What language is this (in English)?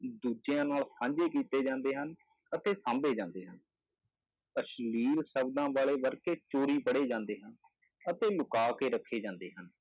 Punjabi